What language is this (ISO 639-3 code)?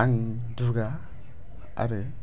brx